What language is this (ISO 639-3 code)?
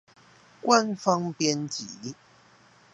zho